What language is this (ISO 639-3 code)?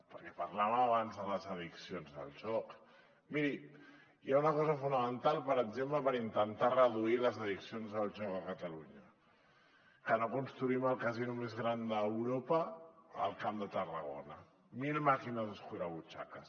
cat